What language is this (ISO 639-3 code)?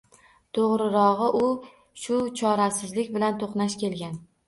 uzb